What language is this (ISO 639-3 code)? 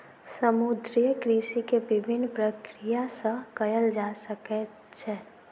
mai